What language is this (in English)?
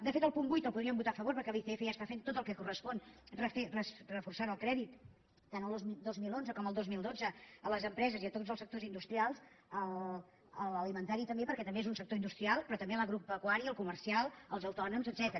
Catalan